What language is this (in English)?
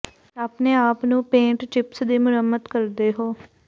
Punjabi